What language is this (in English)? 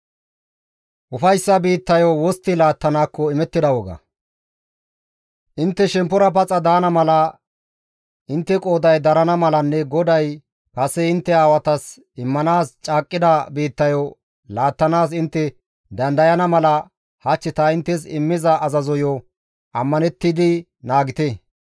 Gamo